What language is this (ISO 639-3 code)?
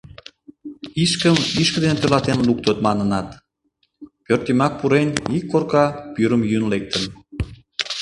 chm